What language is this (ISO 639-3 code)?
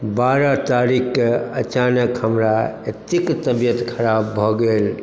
mai